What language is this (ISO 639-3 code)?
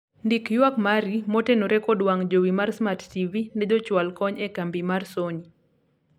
luo